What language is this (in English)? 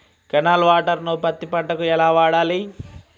Telugu